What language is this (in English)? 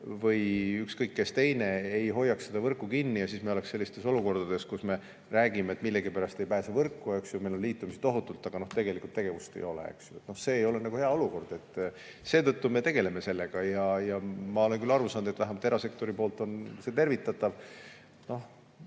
Estonian